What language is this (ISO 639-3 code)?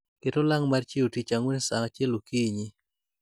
luo